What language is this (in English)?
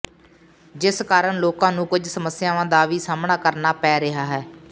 Punjabi